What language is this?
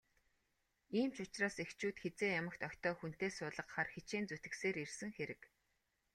Mongolian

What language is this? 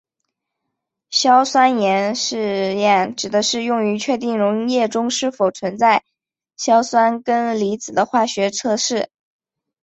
Chinese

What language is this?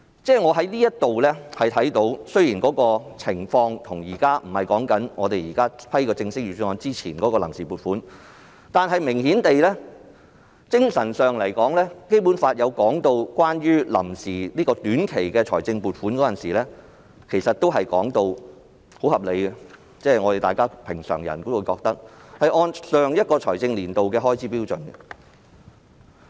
Cantonese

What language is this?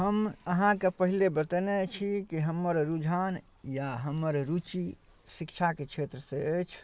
Maithili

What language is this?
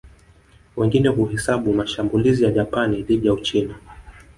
Swahili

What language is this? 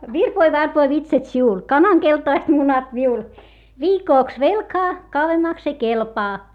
Finnish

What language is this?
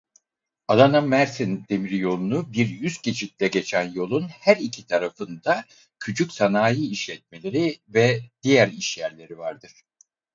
Turkish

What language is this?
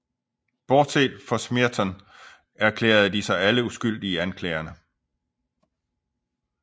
Danish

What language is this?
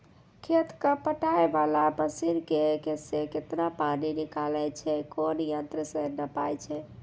Maithili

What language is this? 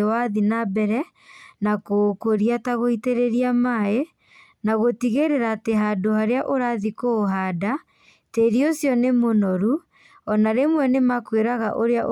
Kikuyu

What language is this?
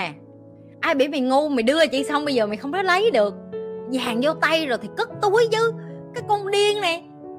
Vietnamese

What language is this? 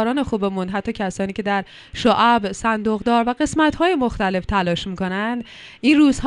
Persian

